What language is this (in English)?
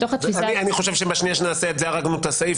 Hebrew